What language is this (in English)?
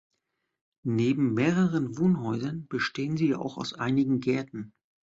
German